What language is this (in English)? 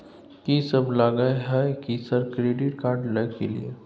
Maithili